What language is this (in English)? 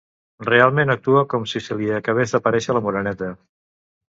Catalan